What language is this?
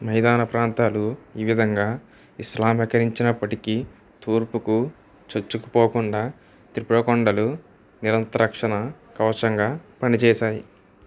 Telugu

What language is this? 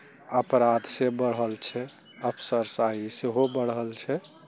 Maithili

